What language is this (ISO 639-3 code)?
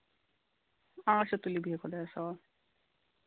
kas